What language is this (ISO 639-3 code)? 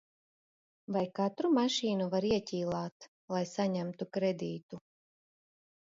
lav